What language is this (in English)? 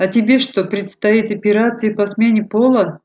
Russian